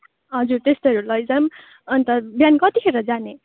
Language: Nepali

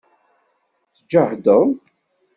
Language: Kabyle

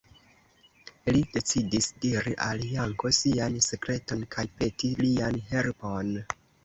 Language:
Esperanto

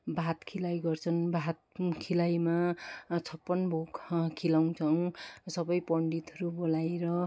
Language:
Nepali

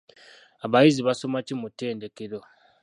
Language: Ganda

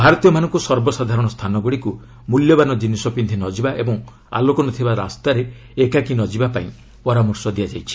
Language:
Odia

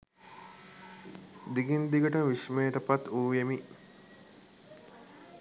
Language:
Sinhala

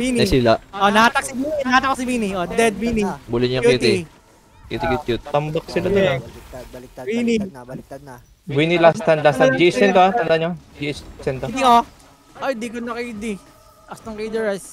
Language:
Filipino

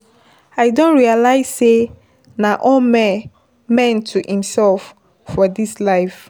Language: Nigerian Pidgin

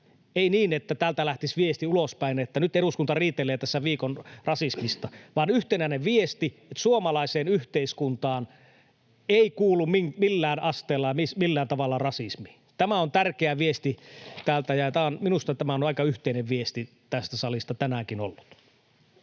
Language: Finnish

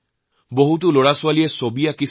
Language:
Assamese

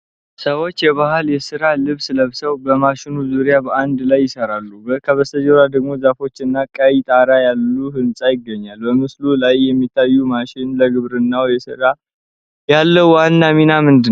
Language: Amharic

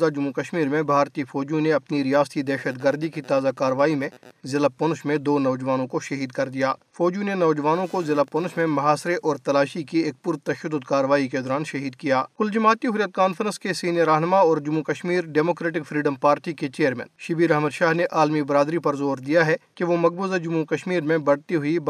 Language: Urdu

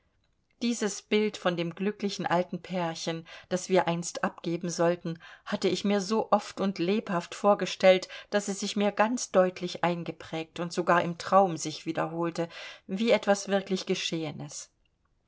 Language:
German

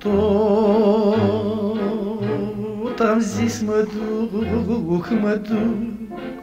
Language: Romanian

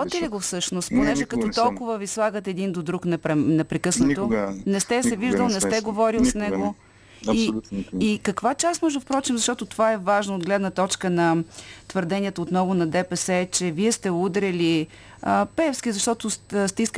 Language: Bulgarian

